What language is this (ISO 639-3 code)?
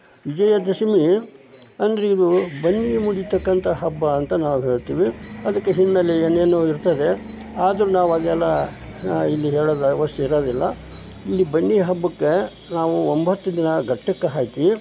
kan